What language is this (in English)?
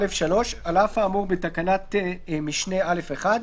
Hebrew